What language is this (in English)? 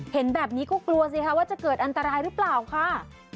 Thai